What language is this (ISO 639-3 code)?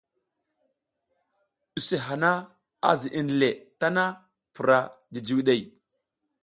giz